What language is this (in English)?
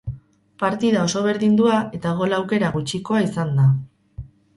Basque